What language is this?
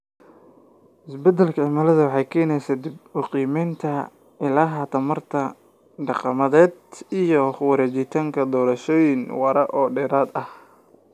Somali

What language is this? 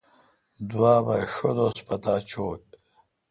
Kalkoti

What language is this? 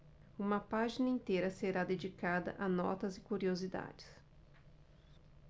Portuguese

